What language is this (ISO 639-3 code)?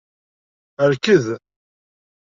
kab